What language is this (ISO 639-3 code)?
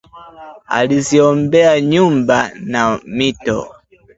swa